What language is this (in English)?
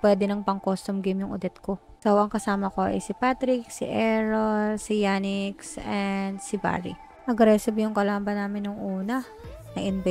Filipino